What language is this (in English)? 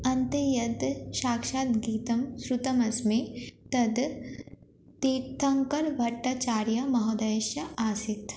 Sanskrit